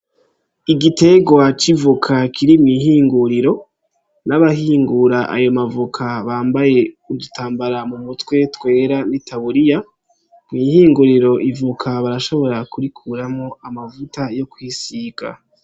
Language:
Rundi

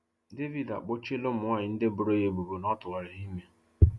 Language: Igbo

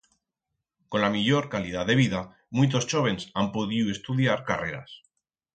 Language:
Aragonese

